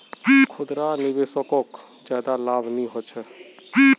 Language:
Magahi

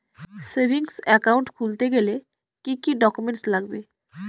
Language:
Bangla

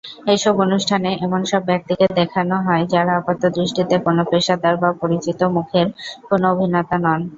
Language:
Bangla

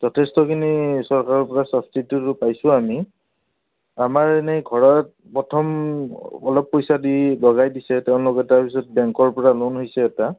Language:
Assamese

